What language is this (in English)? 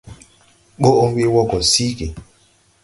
Tupuri